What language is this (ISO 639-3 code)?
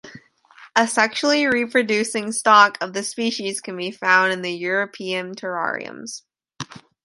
eng